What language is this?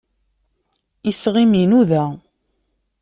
Kabyle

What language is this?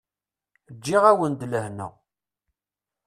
Kabyle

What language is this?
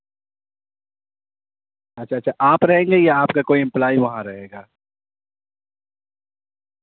Urdu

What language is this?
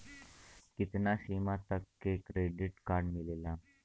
Bhojpuri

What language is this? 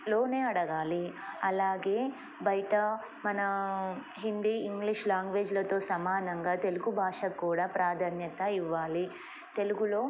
Telugu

